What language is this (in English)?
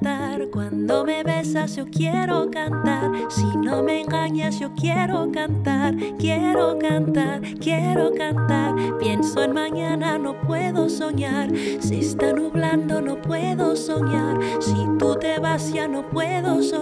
Czech